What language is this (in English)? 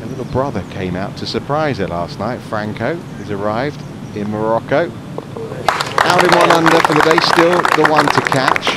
English